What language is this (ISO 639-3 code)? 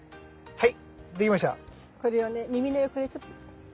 jpn